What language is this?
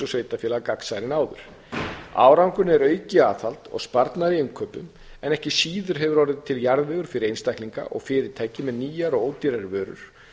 Icelandic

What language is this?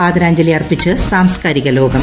Malayalam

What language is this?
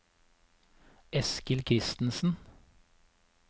Norwegian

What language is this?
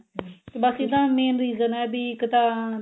Punjabi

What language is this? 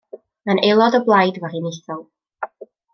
Welsh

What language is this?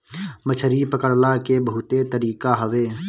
Bhojpuri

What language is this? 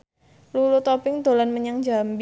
Javanese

